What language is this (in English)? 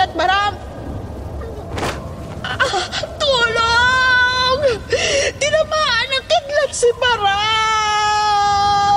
Filipino